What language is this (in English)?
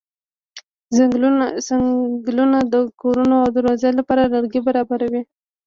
Pashto